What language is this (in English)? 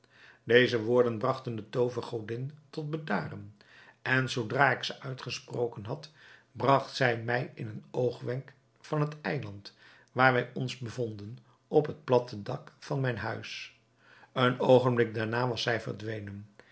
Dutch